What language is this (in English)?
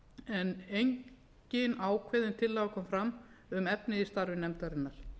Icelandic